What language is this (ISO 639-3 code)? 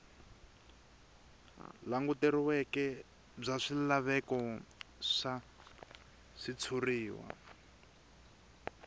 tso